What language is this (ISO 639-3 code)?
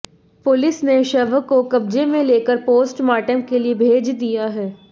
hin